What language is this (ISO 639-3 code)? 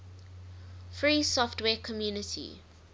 eng